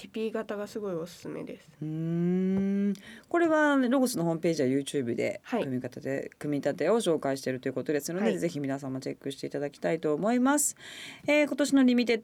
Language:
Japanese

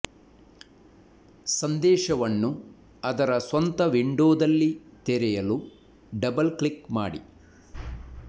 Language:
Kannada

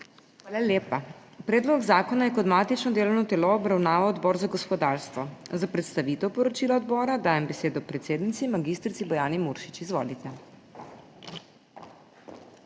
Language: Slovenian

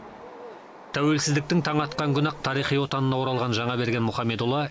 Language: Kazakh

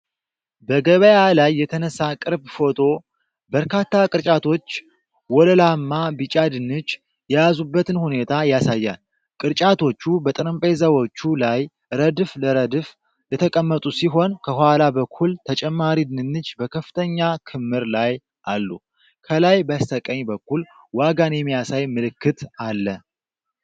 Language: Amharic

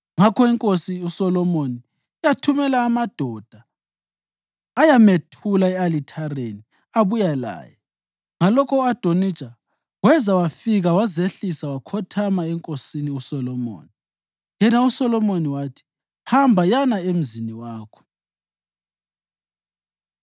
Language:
North Ndebele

